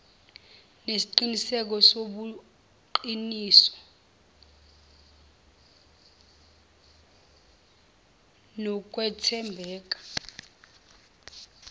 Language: Zulu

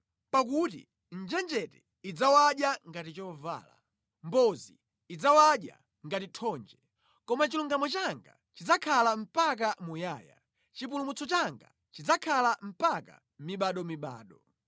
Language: Nyanja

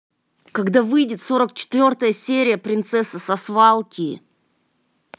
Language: Russian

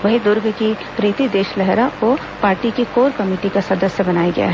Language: Hindi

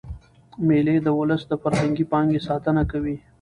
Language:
Pashto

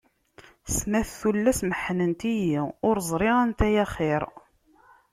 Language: Kabyle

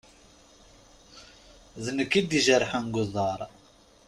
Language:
Kabyle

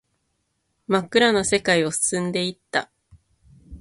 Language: Japanese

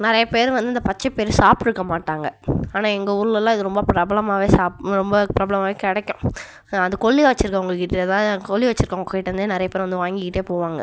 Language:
Tamil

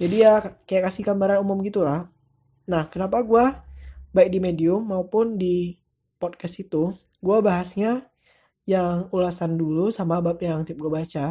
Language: Indonesian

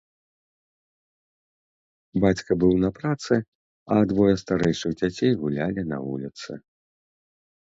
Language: Belarusian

